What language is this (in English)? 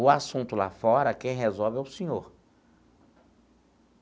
Portuguese